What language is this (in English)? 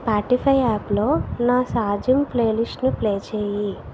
Telugu